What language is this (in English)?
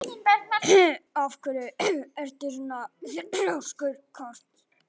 Icelandic